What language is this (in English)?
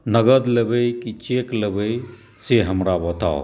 Maithili